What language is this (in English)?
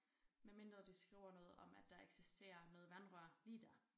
Danish